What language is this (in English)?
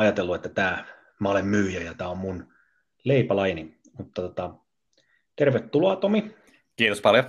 Finnish